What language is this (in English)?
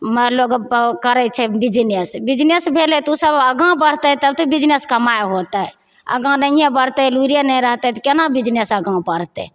Maithili